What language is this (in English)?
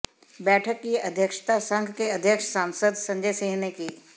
Hindi